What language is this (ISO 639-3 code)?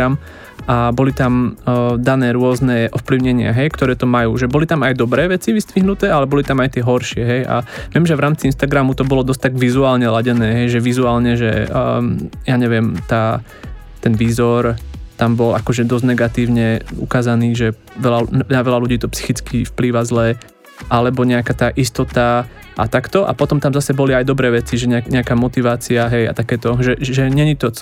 slk